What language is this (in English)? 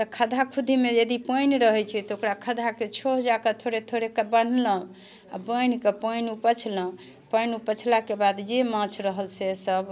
Maithili